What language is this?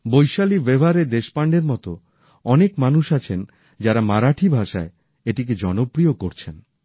Bangla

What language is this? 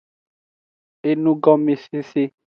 Aja (Benin)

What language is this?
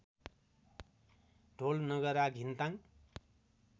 Nepali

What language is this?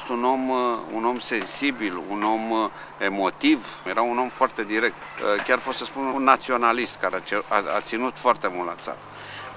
Romanian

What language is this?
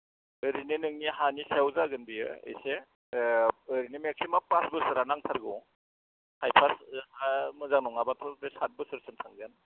Bodo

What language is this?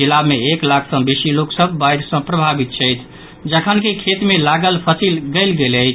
Maithili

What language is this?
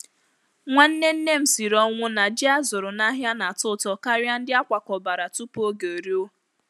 Igbo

